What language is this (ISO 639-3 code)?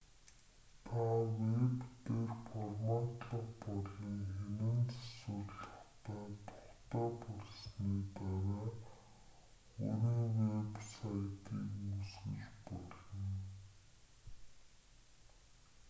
mon